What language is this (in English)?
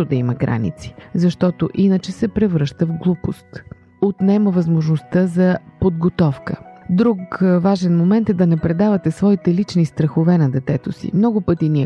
Bulgarian